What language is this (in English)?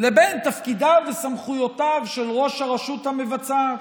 Hebrew